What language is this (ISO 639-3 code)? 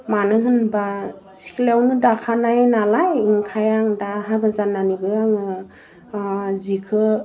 brx